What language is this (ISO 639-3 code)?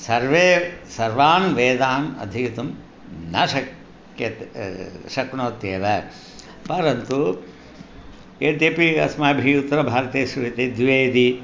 san